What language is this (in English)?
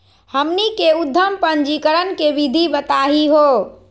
Magahi